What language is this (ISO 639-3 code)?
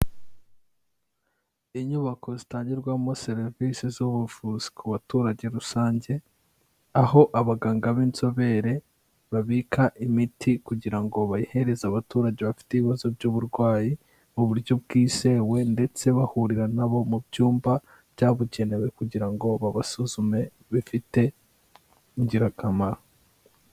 kin